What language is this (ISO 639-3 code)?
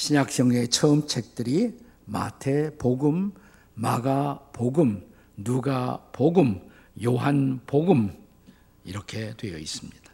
kor